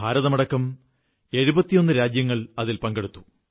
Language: Malayalam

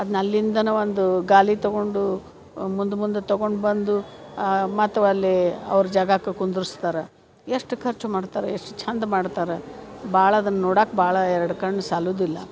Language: Kannada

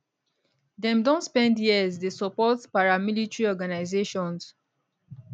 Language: Nigerian Pidgin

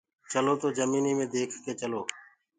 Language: Gurgula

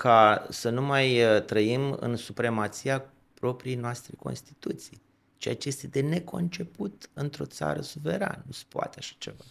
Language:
Romanian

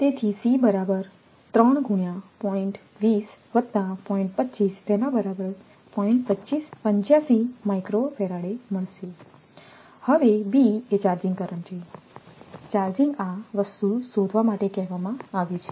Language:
Gujarati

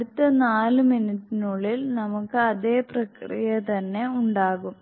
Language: Malayalam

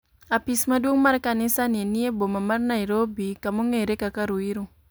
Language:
Luo (Kenya and Tanzania)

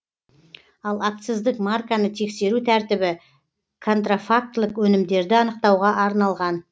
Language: Kazakh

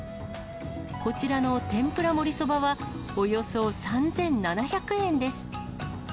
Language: Japanese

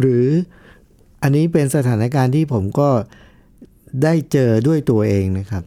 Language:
Thai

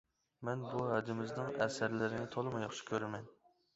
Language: Uyghur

